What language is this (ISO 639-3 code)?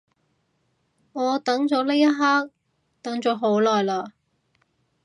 yue